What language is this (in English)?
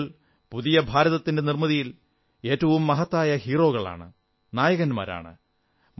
Malayalam